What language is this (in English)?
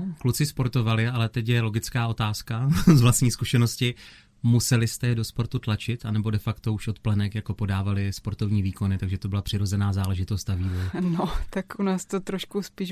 Czech